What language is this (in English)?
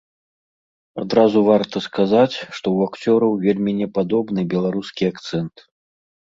Belarusian